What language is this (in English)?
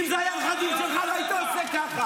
Hebrew